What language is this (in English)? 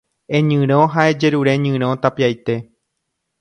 Guarani